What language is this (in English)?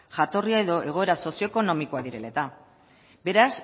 Basque